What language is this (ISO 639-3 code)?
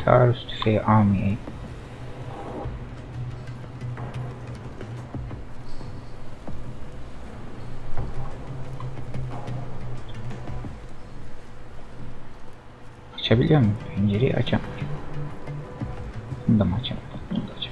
tur